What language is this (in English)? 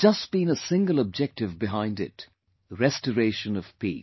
English